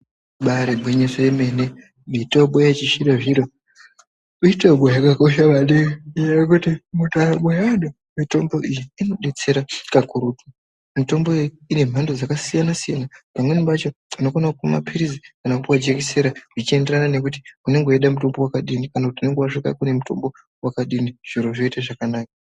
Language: Ndau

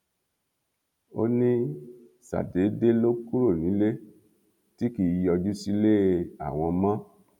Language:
Yoruba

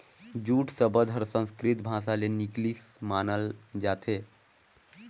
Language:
Chhattisgarhi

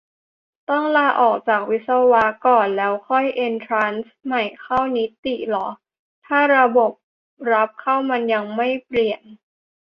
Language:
Thai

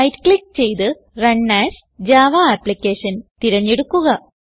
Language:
Malayalam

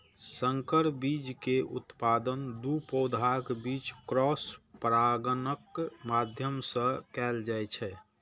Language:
Maithili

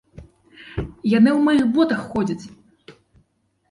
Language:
Belarusian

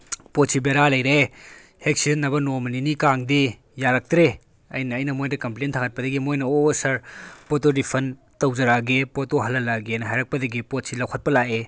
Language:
Manipuri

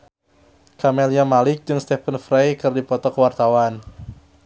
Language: Sundanese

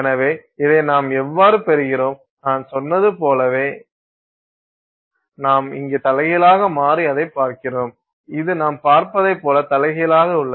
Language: Tamil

